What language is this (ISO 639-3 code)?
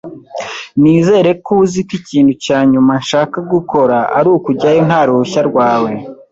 kin